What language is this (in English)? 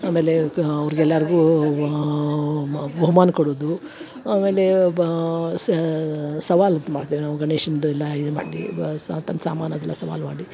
Kannada